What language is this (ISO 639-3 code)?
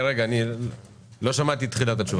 heb